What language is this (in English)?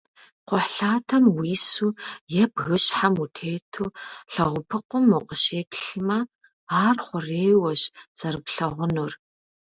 Kabardian